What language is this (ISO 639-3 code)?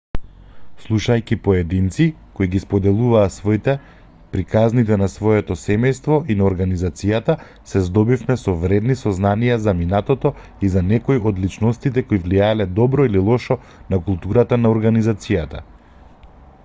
mkd